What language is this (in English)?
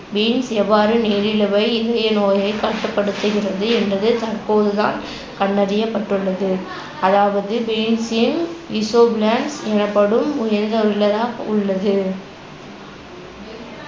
Tamil